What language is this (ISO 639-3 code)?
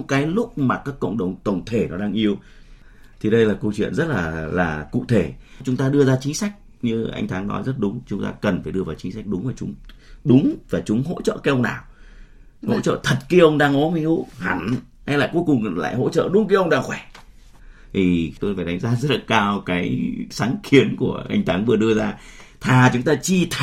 vie